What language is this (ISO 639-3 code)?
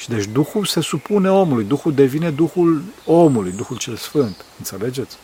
ron